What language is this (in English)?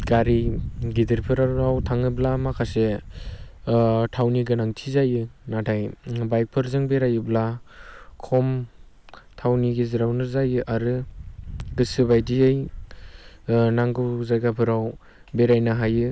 Bodo